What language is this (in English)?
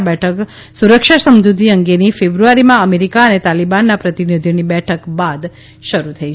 Gujarati